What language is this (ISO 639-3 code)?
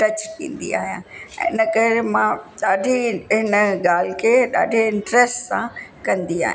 snd